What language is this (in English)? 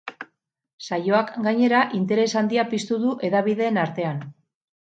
Basque